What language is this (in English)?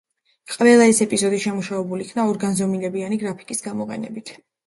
Georgian